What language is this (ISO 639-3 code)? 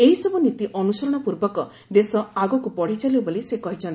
ori